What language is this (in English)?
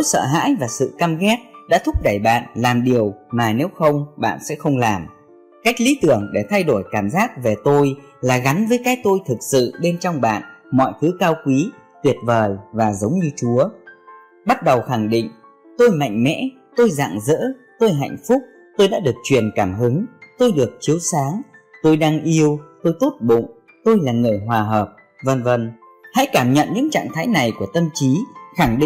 Vietnamese